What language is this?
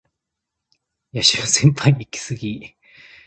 Japanese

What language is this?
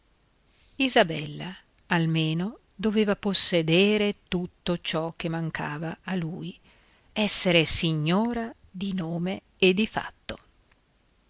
Italian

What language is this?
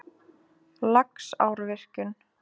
Icelandic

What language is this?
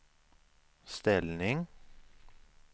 Swedish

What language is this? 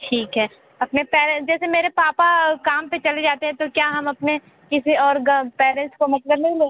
Hindi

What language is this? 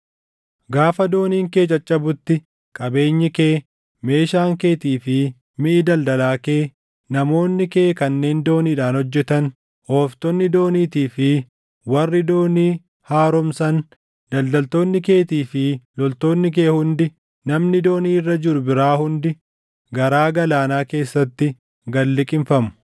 Oromo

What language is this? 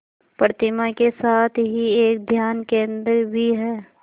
Hindi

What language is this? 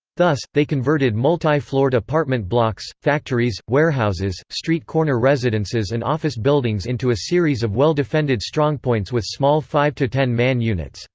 English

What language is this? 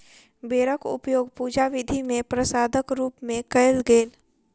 Maithili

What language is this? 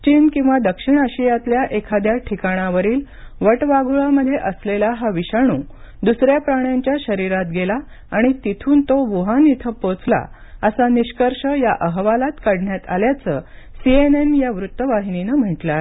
Marathi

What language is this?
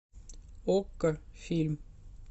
Russian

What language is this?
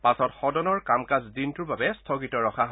Assamese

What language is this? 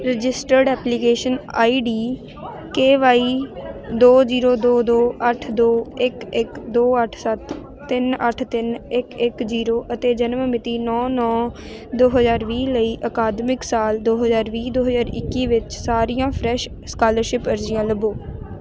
Punjabi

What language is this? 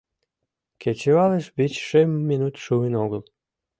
Mari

